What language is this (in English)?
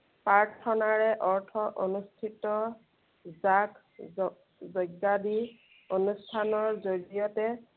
Assamese